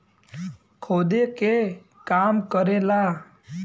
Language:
Bhojpuri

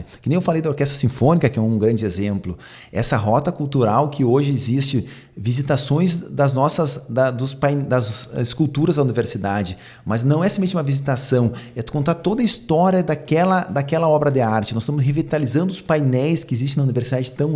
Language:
Portuguese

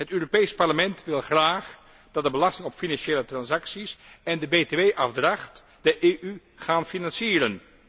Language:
Dutch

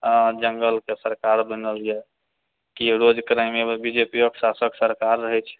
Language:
Maithili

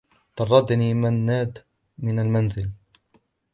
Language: Arabic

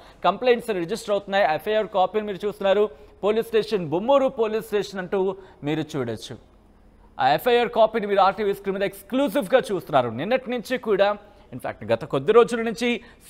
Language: Telugu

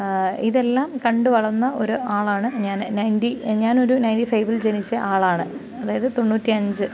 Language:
Malayalam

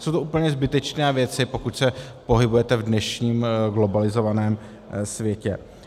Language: Czech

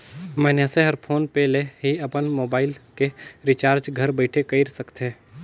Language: Chhattisgarhi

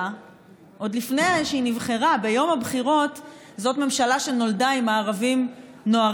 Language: Hebrew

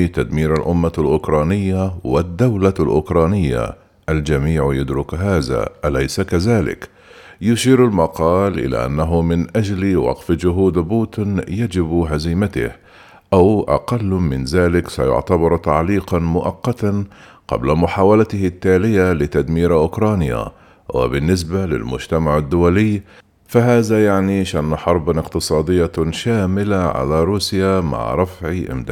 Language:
Arabic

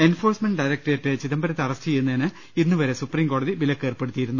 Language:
Malayalam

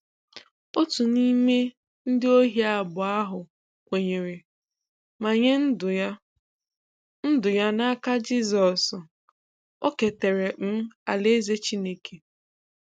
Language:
Igbo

